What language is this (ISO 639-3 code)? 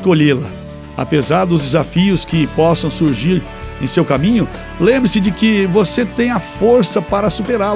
por